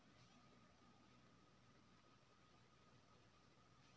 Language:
Maithili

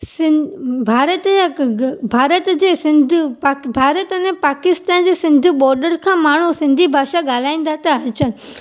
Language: Sindhi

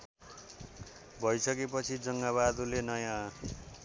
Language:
Nepali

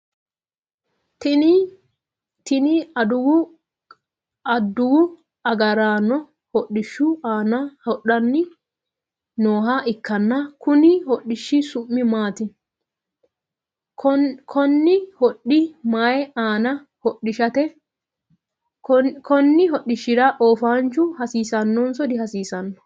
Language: Sidamo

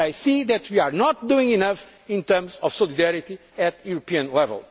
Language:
English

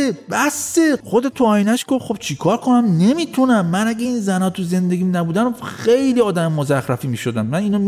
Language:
Persian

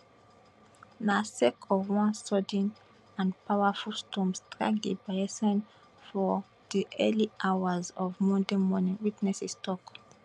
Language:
Nigerian Pidgin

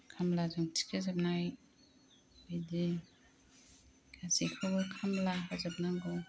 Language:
Bodo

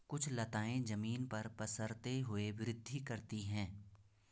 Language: Hindi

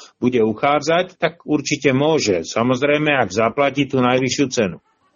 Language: Slovak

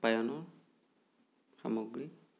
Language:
Assamese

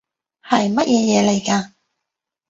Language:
Cantonese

